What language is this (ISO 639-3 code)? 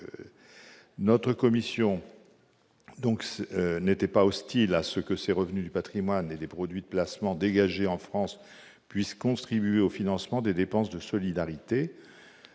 fra